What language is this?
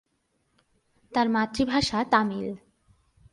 Bangla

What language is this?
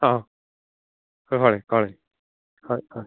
Konkani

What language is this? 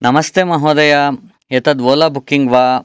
Sanskrit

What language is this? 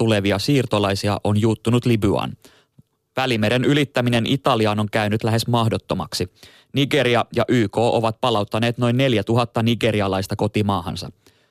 Finnish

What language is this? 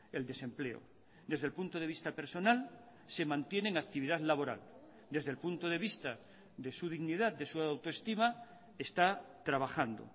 Spanish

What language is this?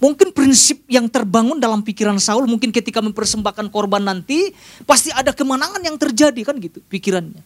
Indonesian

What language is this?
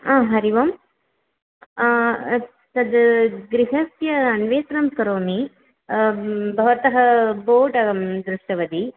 Sanskrit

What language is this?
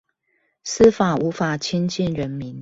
Chinese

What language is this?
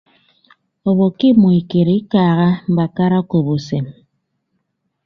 Ibibio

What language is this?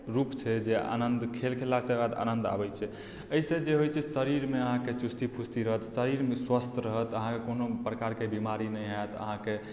Maithili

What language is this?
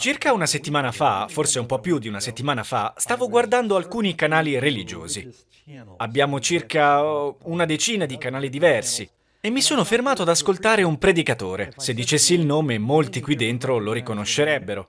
Italian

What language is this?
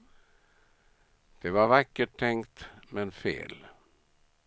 Swedish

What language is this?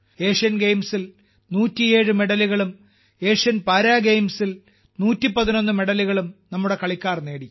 Malayalam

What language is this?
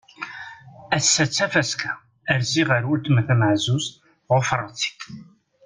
Kabyle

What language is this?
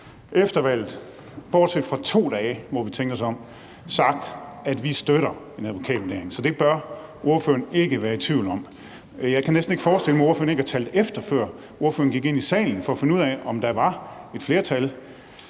Danish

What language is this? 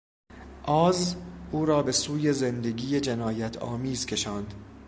Persian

